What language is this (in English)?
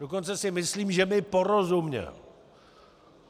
Czech